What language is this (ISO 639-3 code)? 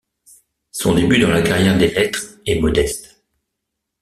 fra